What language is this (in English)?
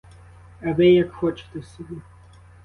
Ukrainian